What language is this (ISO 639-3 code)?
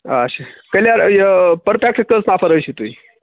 kas